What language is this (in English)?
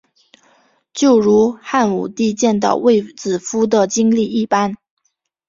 Chinese